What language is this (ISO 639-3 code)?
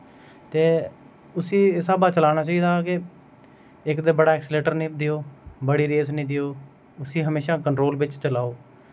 doi